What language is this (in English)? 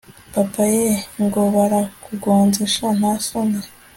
Kinyarwanda